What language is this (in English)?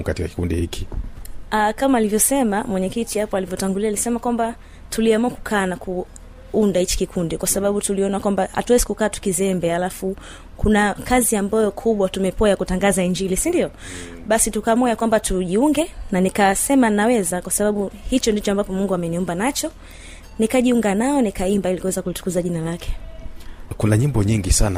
Swahili